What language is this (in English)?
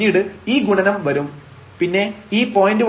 Malayalam